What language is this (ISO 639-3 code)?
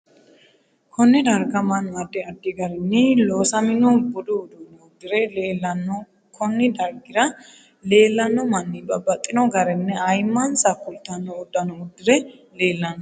sid